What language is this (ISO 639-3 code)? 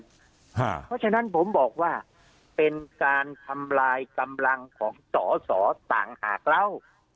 tha